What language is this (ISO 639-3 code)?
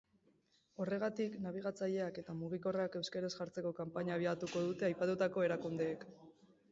eus